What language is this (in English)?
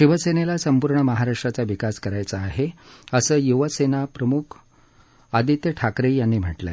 Marathi